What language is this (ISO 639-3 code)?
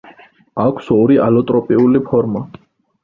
kat